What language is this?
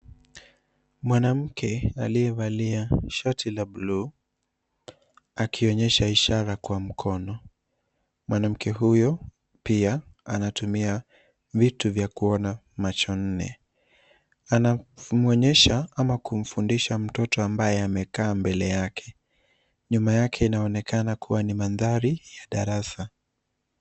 Swahili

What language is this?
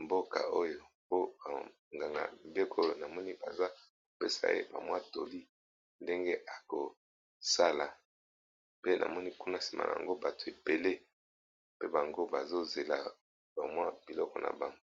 Lingala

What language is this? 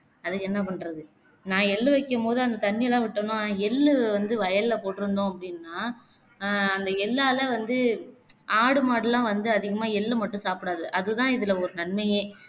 Tamil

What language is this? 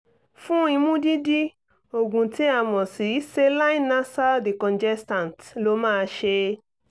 Yoruba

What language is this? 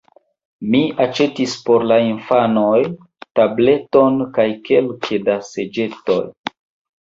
Esperanto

